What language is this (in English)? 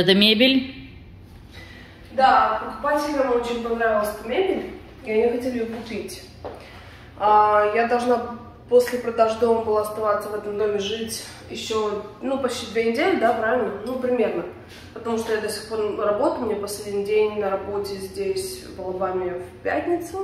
Russian